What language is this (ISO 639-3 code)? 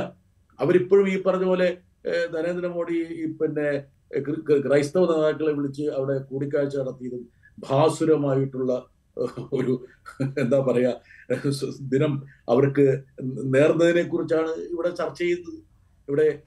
mal